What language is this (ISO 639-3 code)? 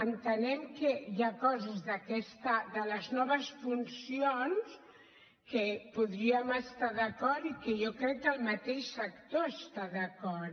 cat